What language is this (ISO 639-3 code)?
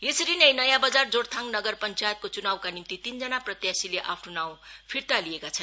nep